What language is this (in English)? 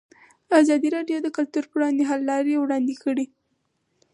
Pashto